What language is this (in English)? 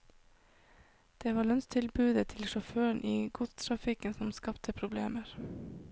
Norwegian